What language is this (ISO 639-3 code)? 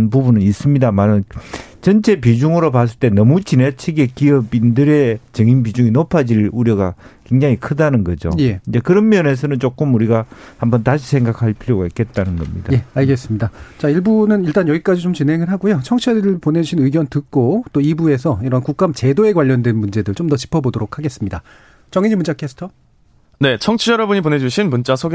kor